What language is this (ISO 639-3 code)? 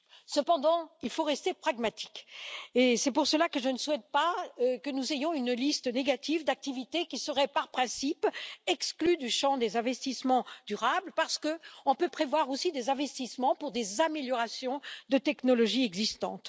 fra